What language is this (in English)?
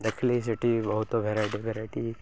Odia